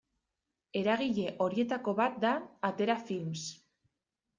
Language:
Basque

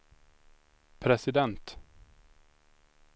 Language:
Swedish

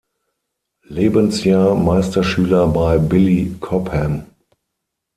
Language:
German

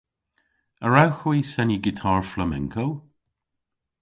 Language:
Cornish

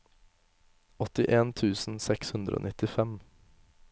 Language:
Norwegian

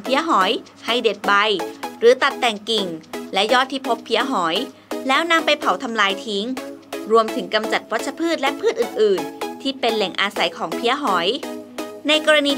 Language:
Thai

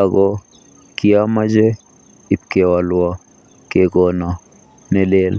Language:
Kalenjin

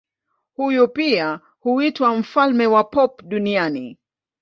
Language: Swahili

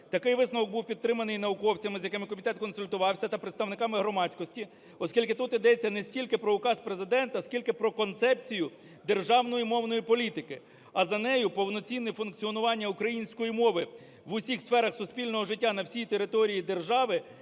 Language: Ukrainian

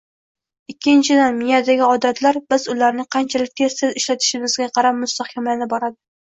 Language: Uzbek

